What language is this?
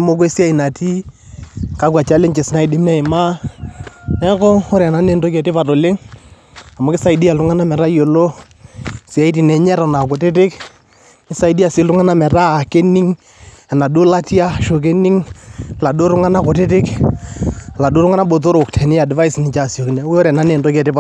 Masai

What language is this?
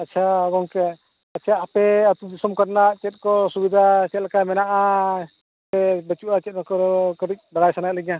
Santali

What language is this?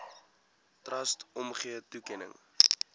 Afrikaans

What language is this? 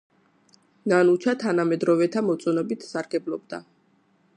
Georgian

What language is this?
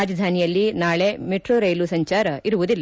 Kannada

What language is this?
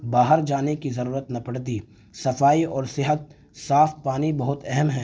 Urdu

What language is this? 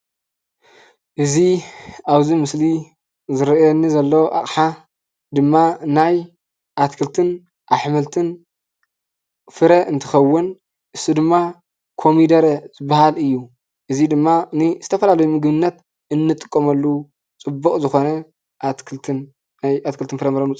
Tigrinya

